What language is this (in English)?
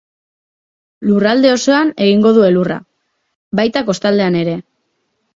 Basque